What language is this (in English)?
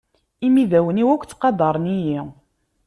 Kabyle